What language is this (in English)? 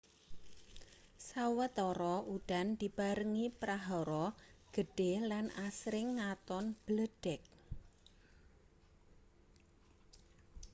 Javanese